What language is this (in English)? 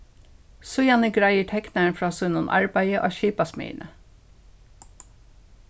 Faroese